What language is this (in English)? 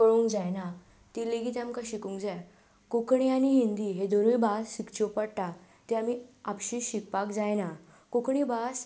Konkani